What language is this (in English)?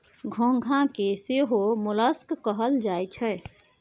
Maithili